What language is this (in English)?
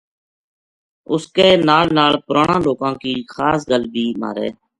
Gujari